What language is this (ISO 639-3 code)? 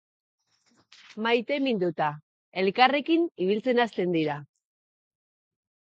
eus